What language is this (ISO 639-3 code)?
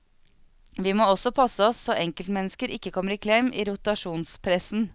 nor